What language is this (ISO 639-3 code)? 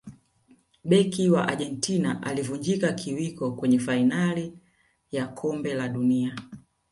swa